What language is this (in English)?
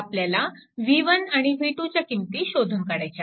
Marathi